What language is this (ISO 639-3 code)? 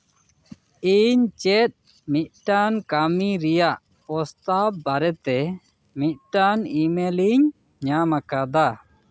sat